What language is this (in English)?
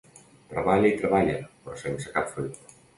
Catalan